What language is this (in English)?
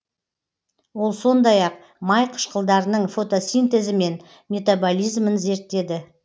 Kazakh